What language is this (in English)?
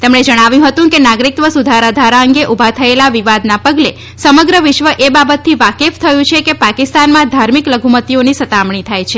Gujarati